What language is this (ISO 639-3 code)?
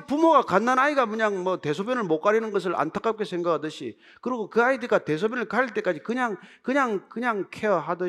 kor